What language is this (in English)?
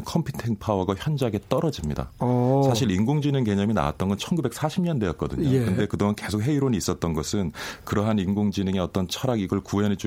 Korean